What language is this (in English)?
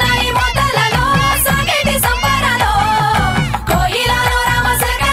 Telugu